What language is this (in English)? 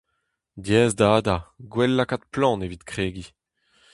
Breton